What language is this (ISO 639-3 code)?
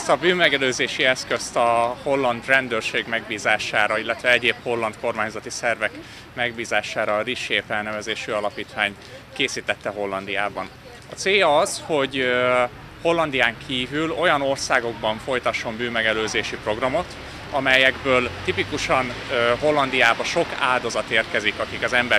hun